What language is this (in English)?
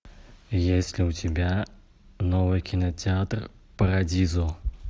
Russian